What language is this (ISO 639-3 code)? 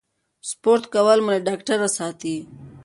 pus